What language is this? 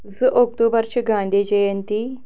Kashmiri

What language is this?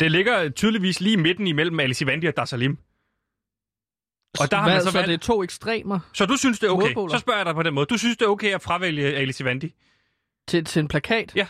Danish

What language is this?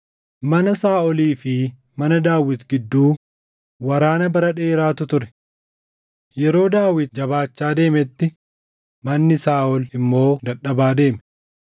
Oromo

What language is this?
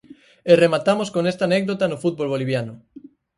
Galician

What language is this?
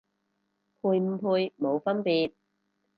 Cantonese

